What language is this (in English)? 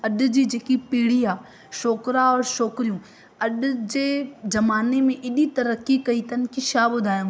Sindhi